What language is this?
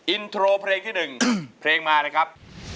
Thai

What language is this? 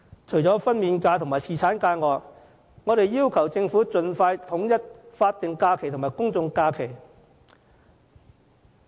Cantonese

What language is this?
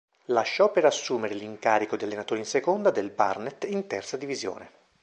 Italian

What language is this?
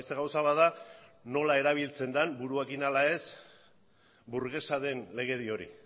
Basque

